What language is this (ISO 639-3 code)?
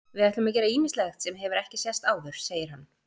isl